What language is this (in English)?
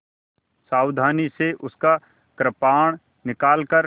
Hindi